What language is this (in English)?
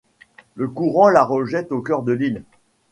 French